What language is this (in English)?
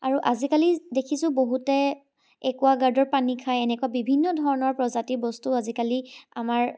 Assamese